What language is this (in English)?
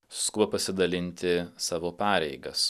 Lithuanian